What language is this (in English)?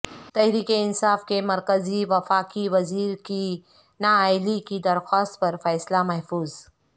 Urdu